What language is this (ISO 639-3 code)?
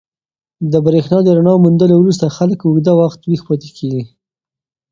pus